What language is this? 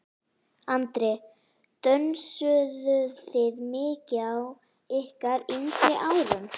Icelandic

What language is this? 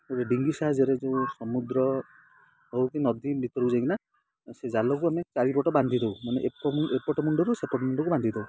Odia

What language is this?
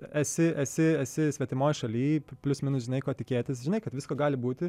Lithuanian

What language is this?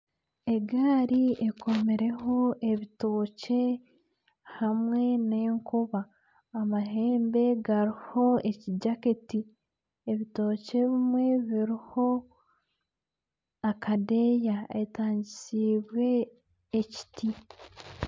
Nyankole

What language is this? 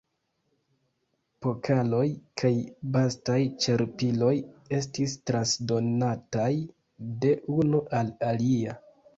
Esperanto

